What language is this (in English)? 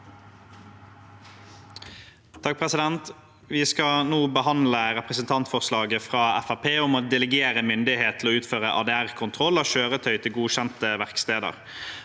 Norwegian